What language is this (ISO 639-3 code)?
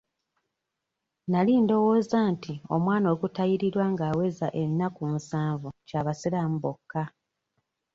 lug